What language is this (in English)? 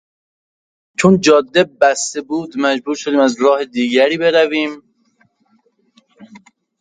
Persian